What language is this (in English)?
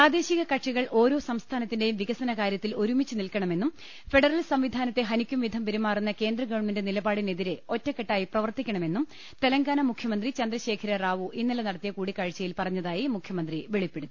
Malayalam